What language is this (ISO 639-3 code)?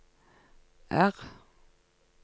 nor